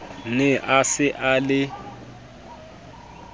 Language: Southern Sotho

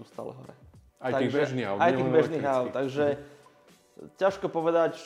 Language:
Slovak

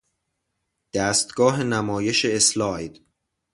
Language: Persian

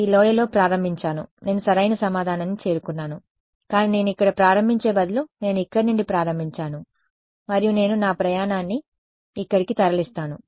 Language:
Telugu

